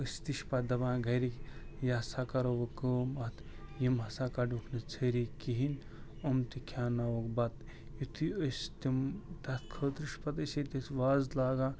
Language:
Kashmiri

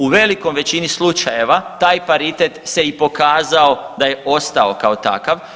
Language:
Croatian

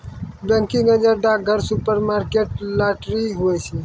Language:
Maithili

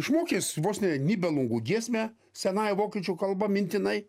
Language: Lithuanian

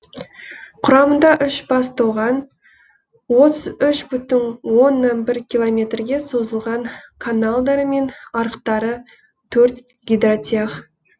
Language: Kazakh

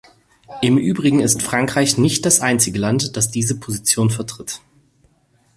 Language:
German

